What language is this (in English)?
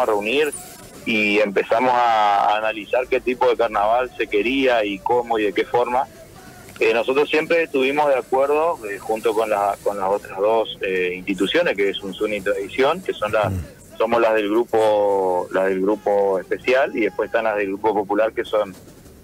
Spanish